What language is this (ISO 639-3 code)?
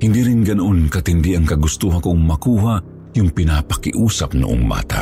fil